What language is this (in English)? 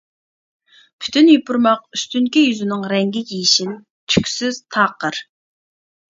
Uyghur